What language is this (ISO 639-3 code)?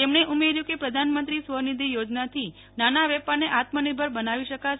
guj